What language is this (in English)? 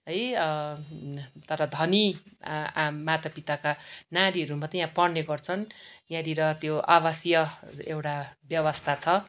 Nepali